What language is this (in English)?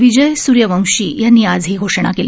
Marathi